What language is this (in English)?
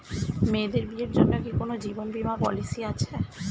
Bangla